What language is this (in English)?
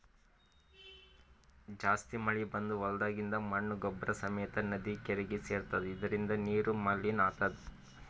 Kannada